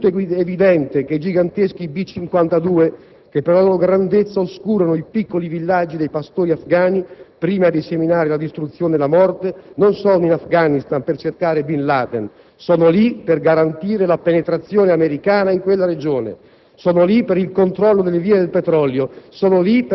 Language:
Italian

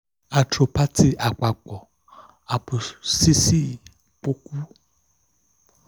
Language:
Yoruba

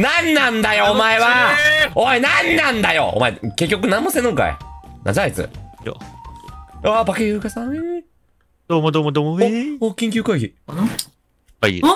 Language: Japanese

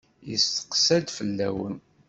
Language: Kabyle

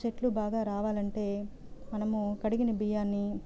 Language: Telugu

